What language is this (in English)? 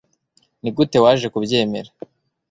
Kinyarwanda